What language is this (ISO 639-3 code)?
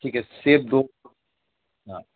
urd